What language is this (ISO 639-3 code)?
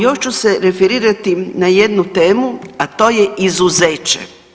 hrv